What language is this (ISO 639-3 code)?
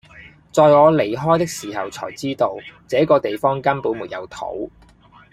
yue